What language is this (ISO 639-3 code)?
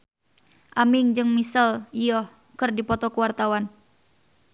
sun